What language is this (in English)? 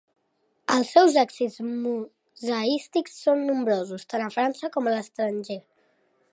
Catalan